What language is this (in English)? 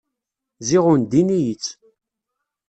Kabyle